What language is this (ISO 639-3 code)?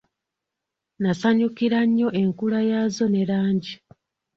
lug